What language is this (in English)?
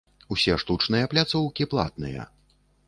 Belarusian